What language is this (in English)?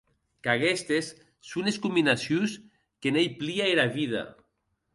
Occitan